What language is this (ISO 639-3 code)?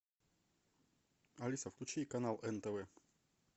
rus